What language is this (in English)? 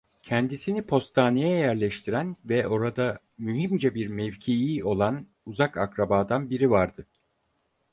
Turkish